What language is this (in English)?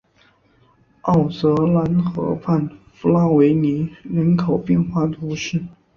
Chinese